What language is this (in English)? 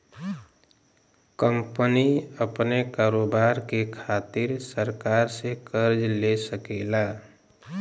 Bhojpuri